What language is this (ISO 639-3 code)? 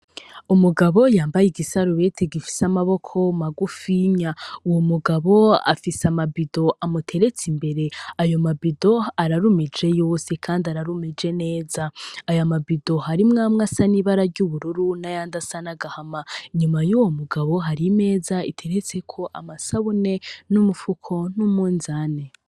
run